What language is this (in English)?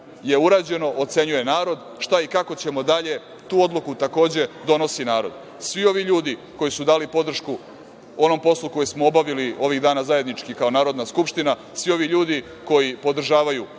Serbian